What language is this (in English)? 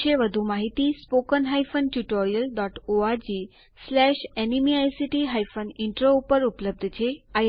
Gujarati